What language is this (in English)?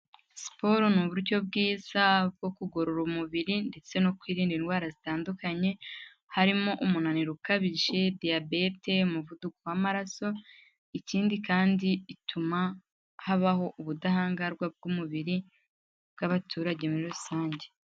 Kinyarwanda